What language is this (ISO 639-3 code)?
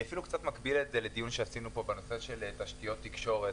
heb